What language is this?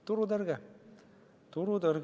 Estonian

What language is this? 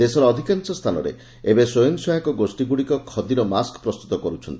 Odia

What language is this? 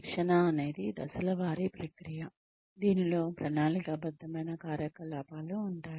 Telugu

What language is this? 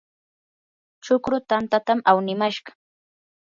Yanahuanca Pasco Quechua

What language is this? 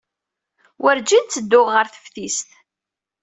Kabyle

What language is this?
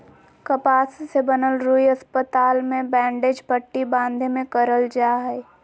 Magahi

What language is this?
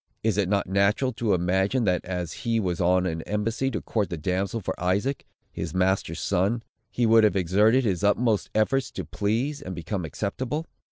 English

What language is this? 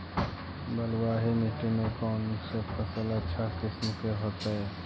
Magahi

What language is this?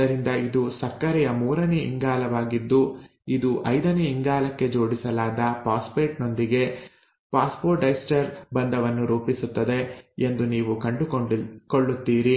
Kannada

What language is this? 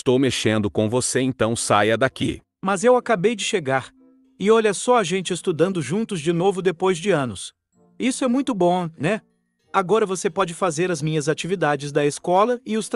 Portuguese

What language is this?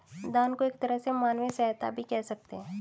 Hindi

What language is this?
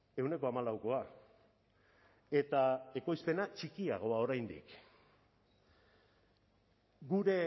Basque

